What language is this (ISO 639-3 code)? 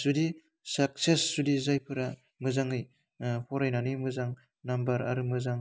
brx